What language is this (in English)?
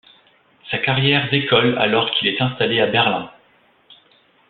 French